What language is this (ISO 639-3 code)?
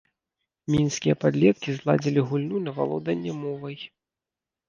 bel